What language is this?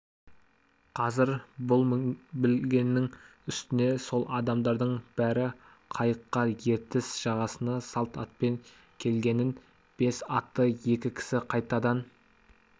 Kazakh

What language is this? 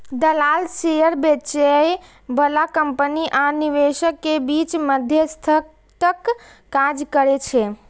Maithili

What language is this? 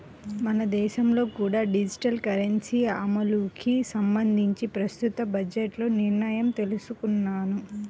Telugu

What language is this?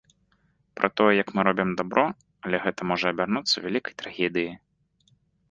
Belarusian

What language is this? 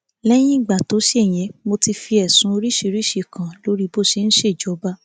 Yoruba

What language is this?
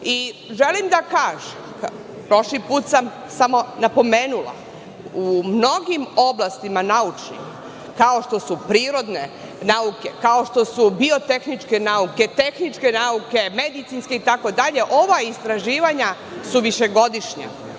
Serbian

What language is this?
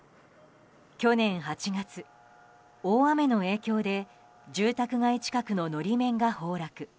Japanese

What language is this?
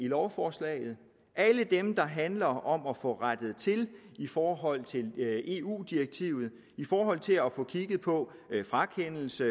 Danish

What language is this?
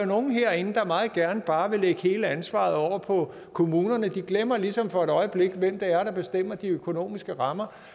Danish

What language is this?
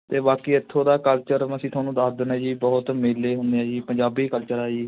Punjabi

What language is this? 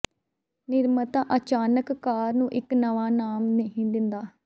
Punjabi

